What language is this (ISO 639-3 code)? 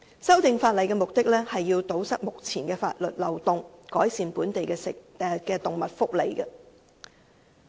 yue